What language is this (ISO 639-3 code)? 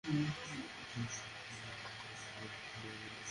ben